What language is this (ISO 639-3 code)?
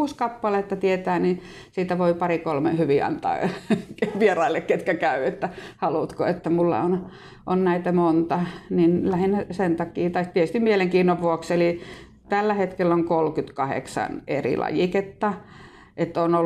fin